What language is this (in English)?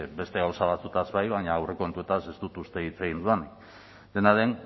Basque